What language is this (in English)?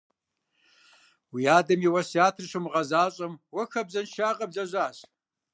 Kabardian